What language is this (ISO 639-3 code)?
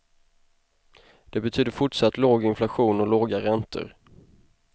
swe